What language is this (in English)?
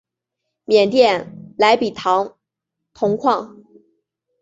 Chinese